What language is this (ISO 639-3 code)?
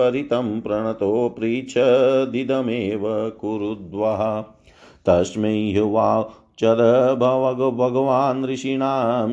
hin